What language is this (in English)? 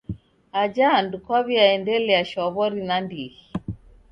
Taita